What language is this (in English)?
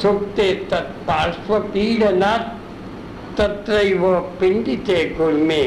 Hindi